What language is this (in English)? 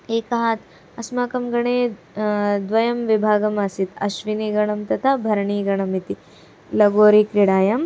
Sanskrit